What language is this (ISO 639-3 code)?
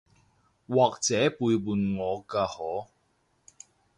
yue